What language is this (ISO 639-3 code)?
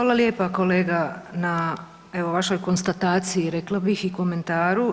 hrv